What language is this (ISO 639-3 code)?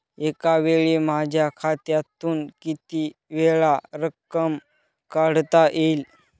mar